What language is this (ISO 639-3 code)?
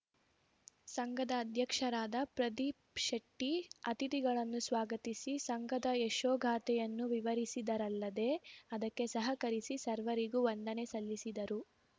kan